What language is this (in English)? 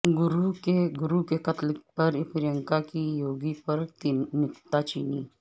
Urdu